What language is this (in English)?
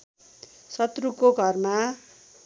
Nepali